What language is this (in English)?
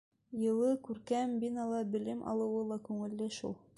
Bashkir